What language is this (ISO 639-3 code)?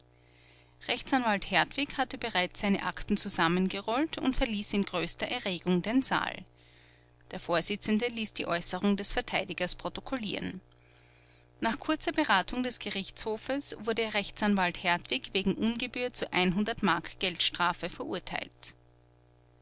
deu